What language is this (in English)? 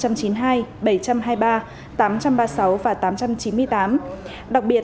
Vietnamese